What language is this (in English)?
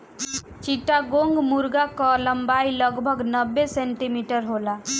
Bhojpuri